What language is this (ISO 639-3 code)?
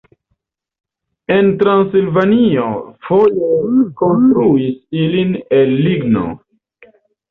epo